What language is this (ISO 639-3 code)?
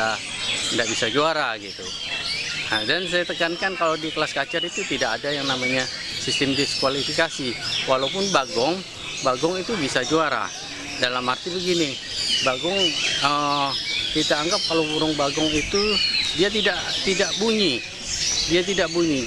ind